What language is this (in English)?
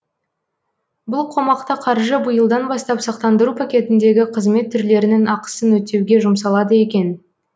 Kazakh